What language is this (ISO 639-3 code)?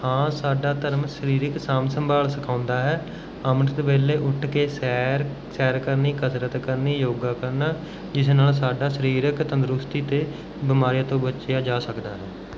pan